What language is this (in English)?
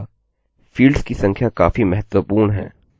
Hindi